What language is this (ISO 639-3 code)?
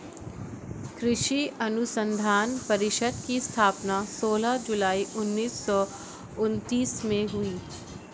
hin